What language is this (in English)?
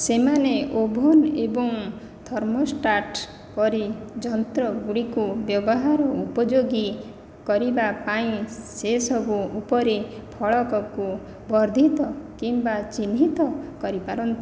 Odia